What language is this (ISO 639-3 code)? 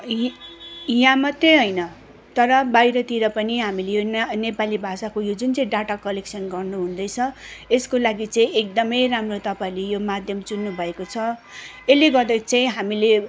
nep